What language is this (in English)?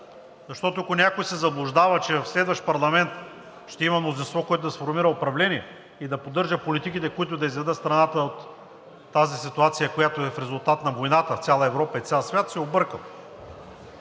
Bulgarian